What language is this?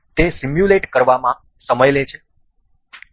Gujarati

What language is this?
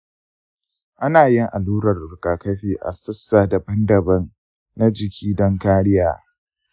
Hausa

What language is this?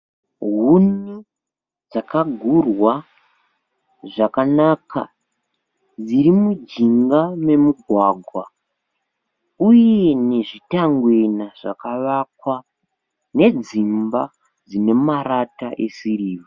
Shona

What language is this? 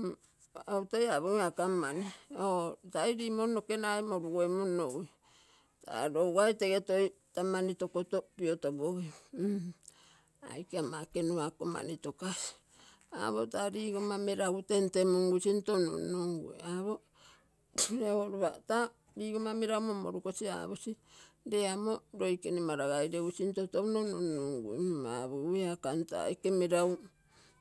Terei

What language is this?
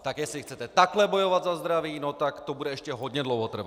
Czech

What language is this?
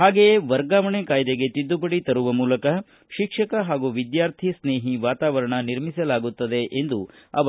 Kannada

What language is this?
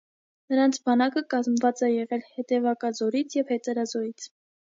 Armenian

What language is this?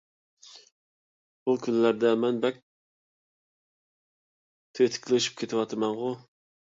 Uyghur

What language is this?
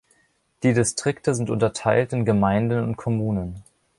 German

